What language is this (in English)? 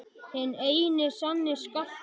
Icelandic